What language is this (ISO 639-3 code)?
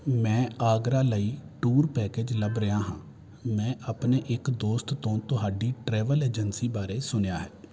pan